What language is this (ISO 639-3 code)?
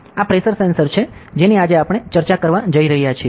guj